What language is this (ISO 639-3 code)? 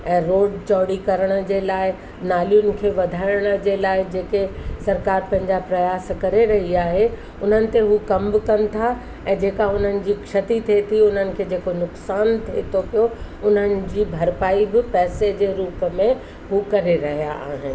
snd